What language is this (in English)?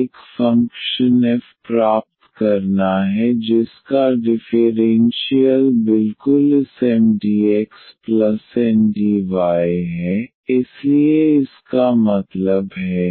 Hindi